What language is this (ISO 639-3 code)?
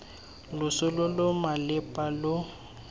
tsn